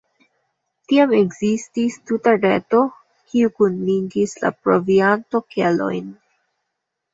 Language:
Esperanto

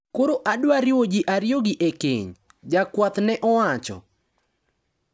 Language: Luo (Kenya and Tanzania)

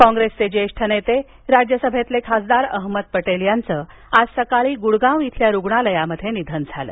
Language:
Marathi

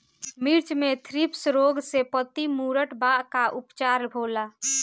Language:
Bhojpuri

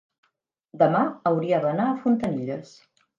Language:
Catalan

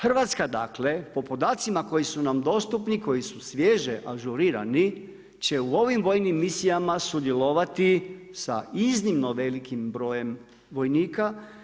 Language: Croatian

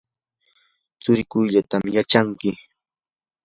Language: Yanahuanca Pasco Quechua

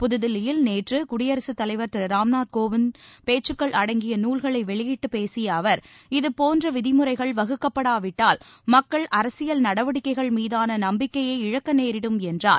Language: Tamil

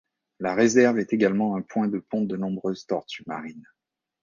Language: French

